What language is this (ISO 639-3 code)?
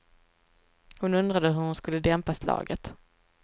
swe